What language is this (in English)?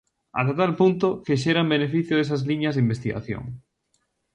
Galician